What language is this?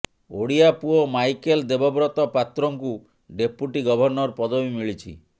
Odia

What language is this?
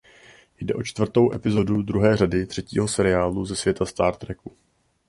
Czech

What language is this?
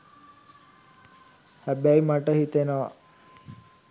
Sinhala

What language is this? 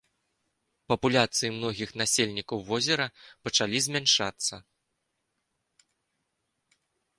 Belarusian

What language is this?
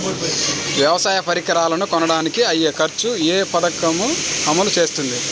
Telugu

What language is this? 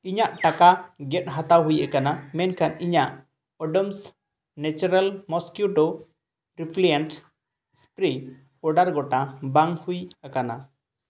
Santali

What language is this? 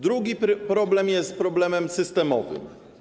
Polish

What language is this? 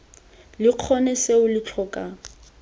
Tswana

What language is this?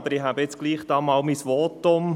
Swiss German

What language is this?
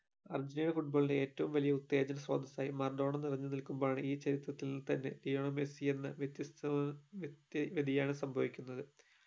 Malayalam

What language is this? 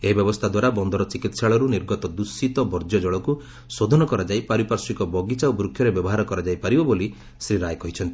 Odia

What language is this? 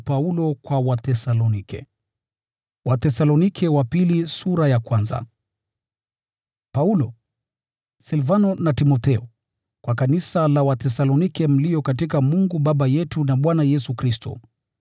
Swahili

